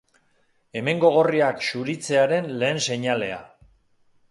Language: Basque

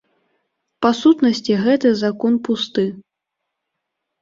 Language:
Belarusian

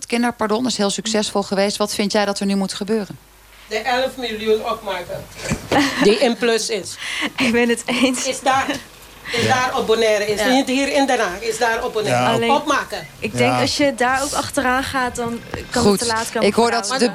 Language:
Dutch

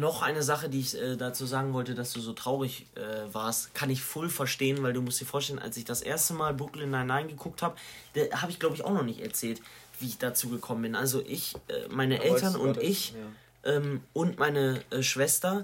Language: German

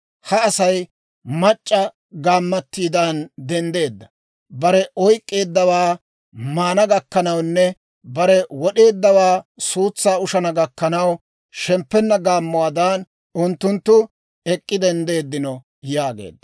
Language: Dawro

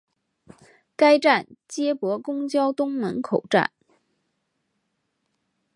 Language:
Chinese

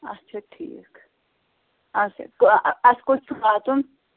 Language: Kashmiri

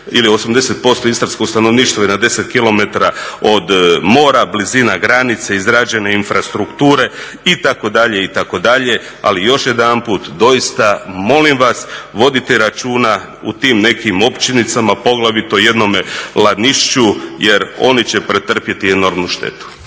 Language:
Croatian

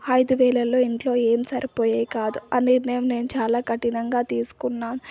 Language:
Telugu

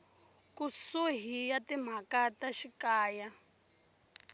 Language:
Tsonga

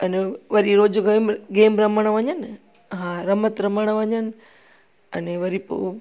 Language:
Sindhi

